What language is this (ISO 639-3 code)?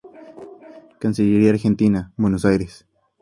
spa